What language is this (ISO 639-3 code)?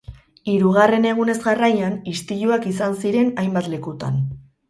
eus